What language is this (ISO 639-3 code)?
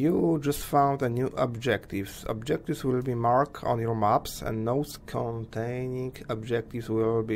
pol